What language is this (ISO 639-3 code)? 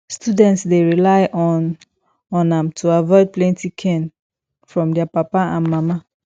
pcm